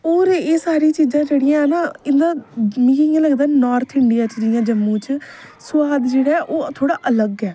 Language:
Dogri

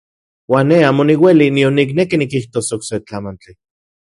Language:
Central Puebla Nahuatl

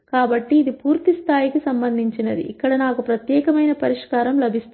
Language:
Telugu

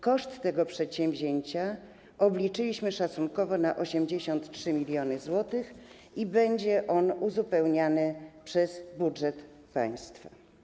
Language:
Polish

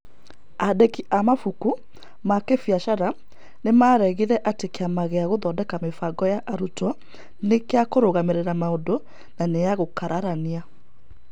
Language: Kikuyu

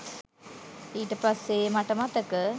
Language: Sinhala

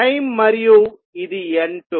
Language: Telugu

